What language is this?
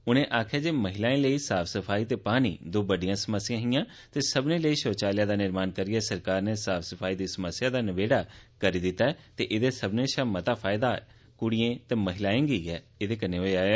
Dogri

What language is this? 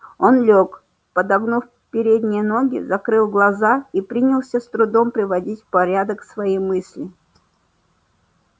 Russian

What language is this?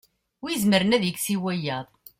Kabyle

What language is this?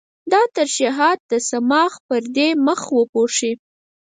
Pashto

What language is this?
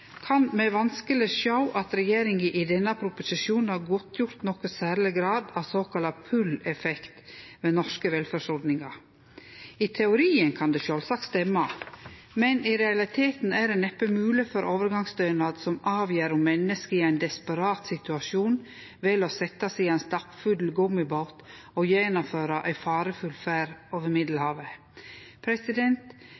Norwegian Nynorsk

